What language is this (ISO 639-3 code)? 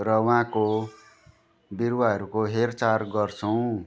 nep